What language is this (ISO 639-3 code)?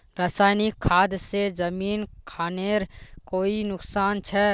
mag